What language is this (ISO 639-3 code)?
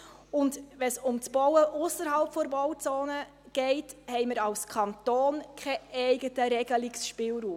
gsw